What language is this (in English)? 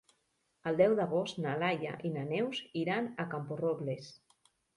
Catalan